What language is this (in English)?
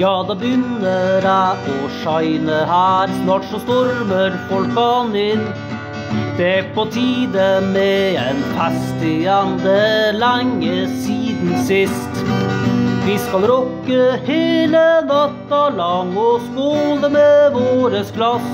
Italian